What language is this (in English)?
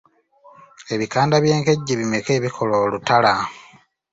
Ganda